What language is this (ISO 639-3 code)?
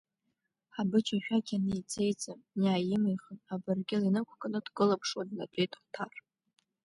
abk